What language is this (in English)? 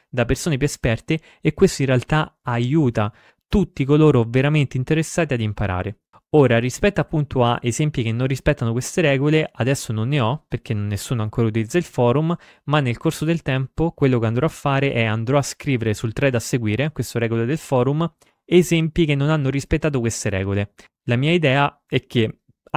Italian